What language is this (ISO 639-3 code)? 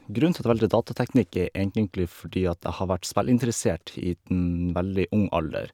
nor